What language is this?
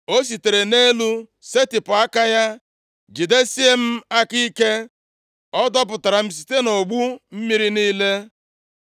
Igbo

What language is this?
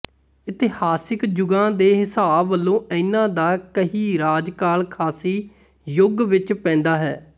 Punjabi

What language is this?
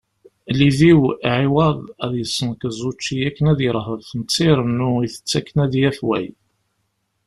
Kabyle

